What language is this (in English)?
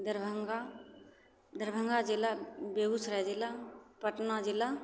Maithili